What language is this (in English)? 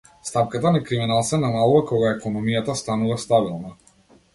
Macedonian